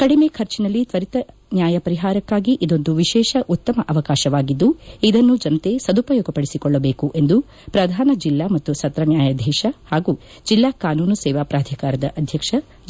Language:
Kannada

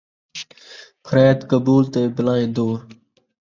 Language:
Saraiki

